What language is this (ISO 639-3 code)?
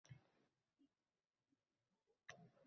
uzb